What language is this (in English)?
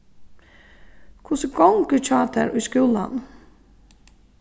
Faroese